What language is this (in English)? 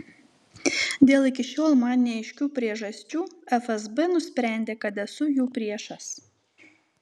Lithuanian